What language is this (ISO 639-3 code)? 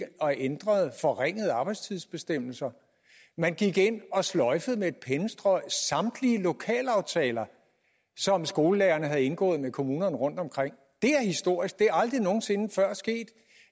dan